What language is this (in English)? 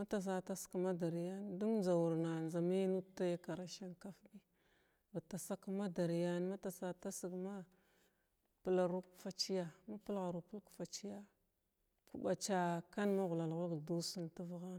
Glavda